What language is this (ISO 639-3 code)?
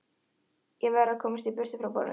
isl